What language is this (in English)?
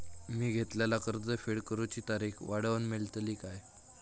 Marathi